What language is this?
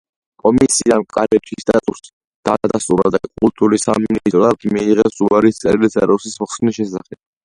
Georgian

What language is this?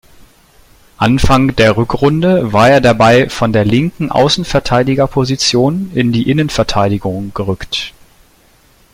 German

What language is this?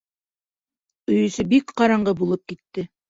Bashkir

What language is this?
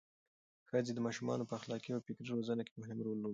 Pashto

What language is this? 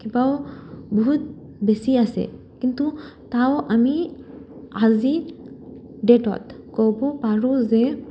Assamese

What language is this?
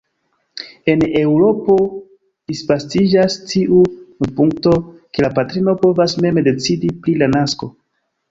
Esperanto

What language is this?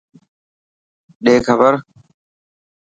Dhatki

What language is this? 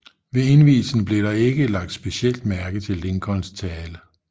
Danish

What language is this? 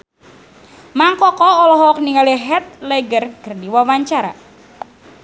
Sundanese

